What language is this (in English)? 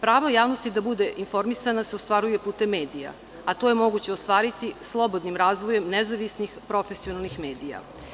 Serbian